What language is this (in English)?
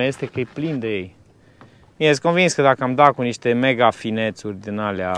Romanian